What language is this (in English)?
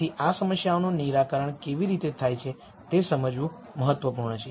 Gujarati